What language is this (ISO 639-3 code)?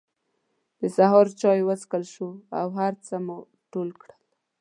pus